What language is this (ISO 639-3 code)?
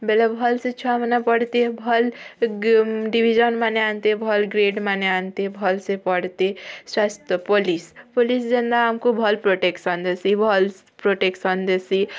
ori